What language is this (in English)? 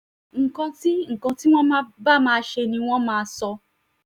Yoruba